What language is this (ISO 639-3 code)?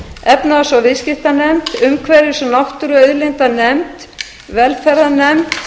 isl